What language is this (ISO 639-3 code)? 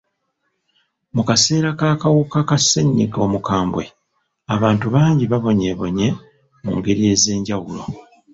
lug